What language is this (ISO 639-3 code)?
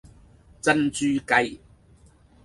yue